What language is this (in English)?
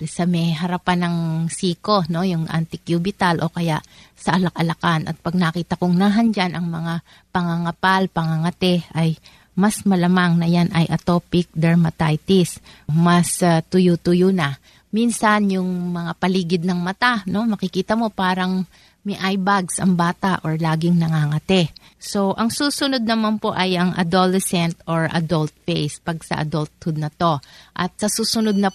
Filipino